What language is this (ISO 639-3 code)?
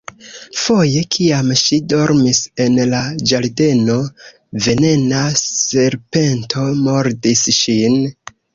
epo